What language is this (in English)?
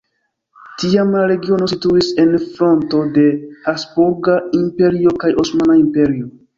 Esperanto